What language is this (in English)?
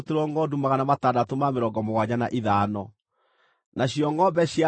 Kikuyu